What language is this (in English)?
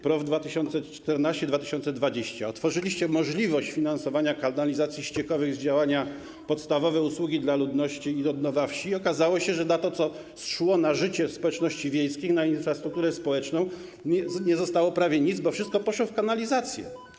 Polish